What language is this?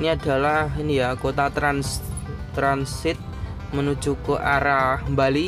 Indonesian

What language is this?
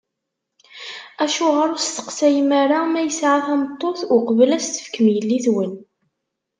Kabyle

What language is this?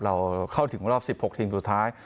Thai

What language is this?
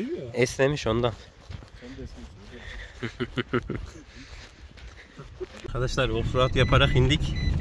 Turkish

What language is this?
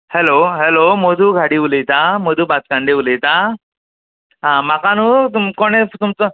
Konkani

